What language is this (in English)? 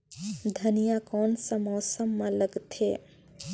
Chhattisgarhi